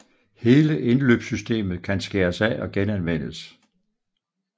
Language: Danish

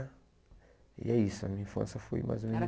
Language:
Portuguese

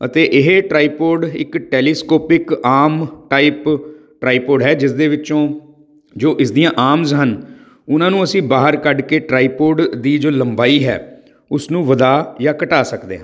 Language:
Punjabi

